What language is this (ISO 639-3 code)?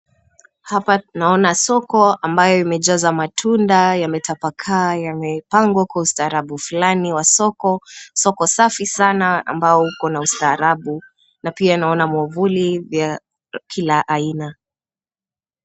swa